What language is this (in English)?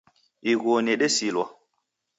Taita